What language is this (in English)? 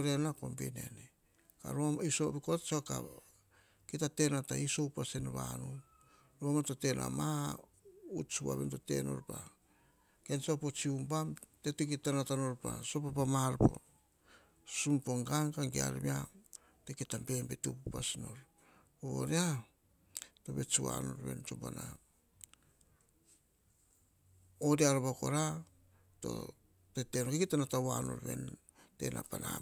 Hahon